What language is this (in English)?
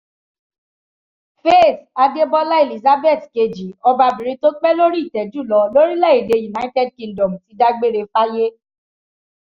Yoruba